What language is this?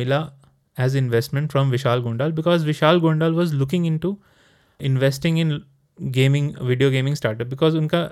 Hindi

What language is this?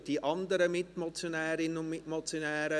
Swiss German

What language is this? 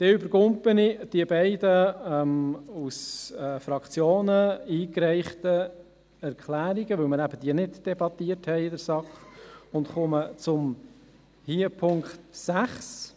Swiss German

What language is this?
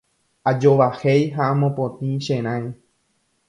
Guarani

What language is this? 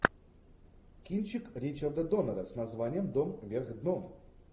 Russian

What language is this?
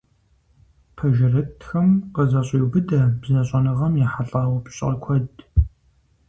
Kabardian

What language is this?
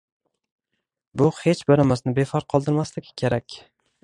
Uzbek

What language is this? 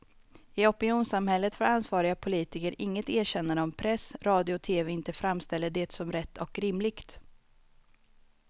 Swedish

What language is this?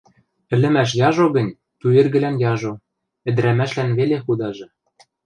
Western Mari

